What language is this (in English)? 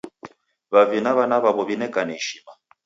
Taita